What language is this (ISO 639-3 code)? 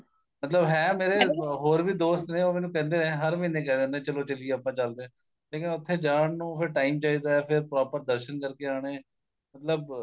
pan